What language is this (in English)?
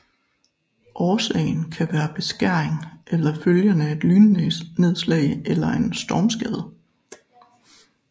Danish